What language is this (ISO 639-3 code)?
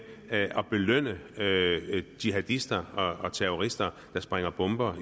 dan